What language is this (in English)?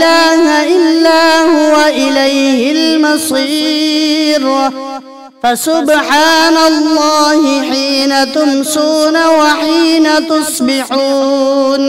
Arabic